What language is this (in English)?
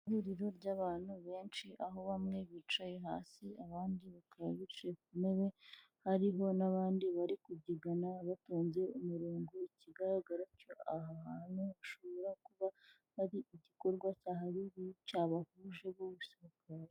Kinyarwanda